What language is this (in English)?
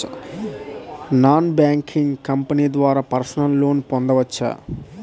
Telugu